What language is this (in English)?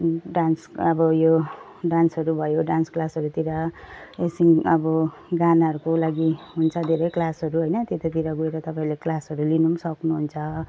Nepali